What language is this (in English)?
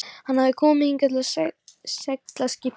Icelandic